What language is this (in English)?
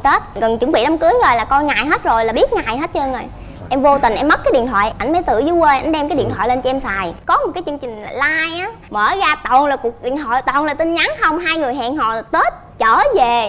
Vietnamese